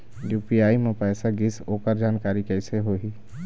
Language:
Chhattisgarhi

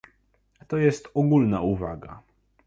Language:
Polish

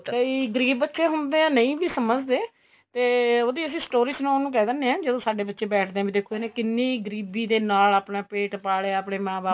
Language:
Punjabi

